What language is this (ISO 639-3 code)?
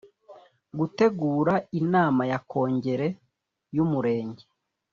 kin